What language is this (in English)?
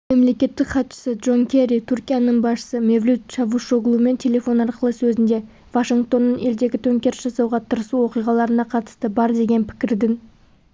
Kazakh